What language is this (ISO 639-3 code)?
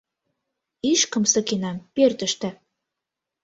chm